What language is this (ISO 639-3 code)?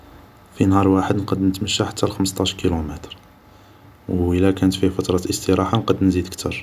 arq